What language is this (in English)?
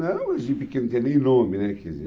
Portuguese